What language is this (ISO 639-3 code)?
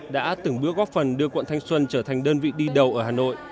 vie